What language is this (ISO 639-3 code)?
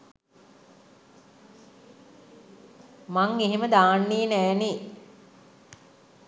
sin